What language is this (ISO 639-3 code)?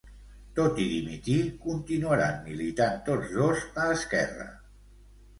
cat